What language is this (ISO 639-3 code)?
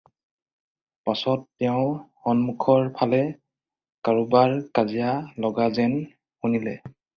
asm